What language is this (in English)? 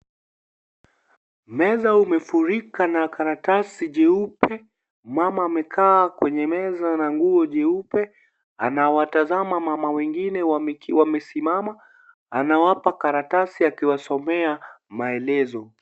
Swahili